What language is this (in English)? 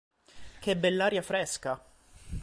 Italian